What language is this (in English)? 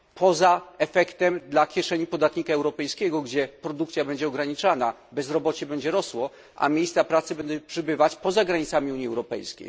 Polish